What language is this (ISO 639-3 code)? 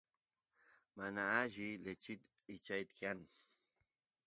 qus